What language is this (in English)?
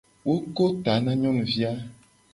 Gen